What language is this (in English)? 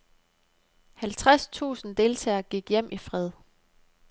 Danish